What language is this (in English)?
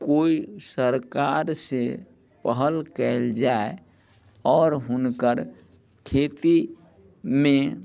Maithili